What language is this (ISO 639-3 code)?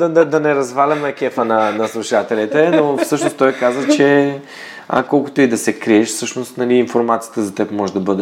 bul